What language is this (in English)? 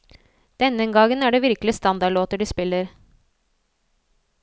Norwegian